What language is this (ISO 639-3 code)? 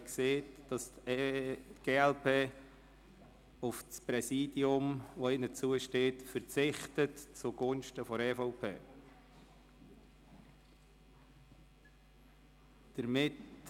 gsw